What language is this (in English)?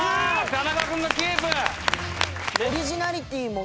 Japanese